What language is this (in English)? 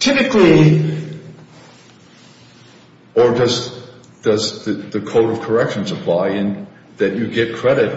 English